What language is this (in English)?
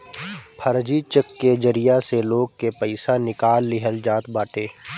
Bhojpuri